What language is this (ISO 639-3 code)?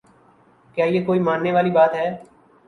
urd